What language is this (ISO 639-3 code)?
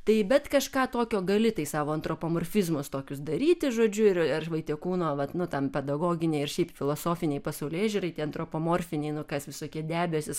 lit